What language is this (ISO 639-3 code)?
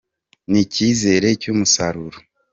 kin